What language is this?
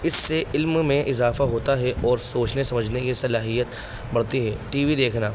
Urdu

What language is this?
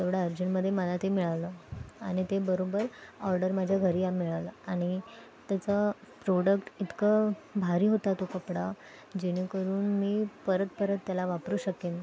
Marathi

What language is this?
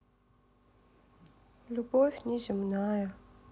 Russian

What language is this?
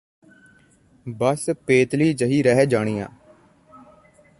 Punjabi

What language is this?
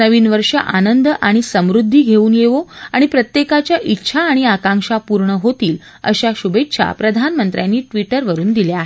Marathi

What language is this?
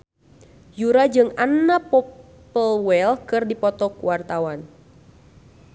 Sundanese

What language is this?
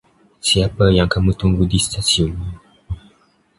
Indonesian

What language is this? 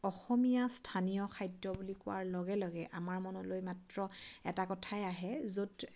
Assamese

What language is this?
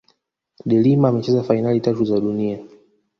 Swahili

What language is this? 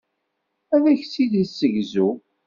Kabyle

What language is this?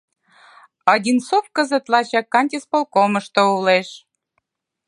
Mari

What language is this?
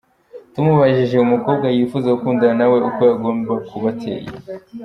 Kinyarwanda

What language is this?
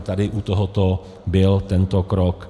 Czech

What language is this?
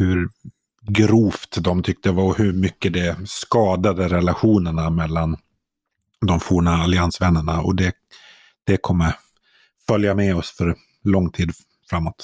Swedish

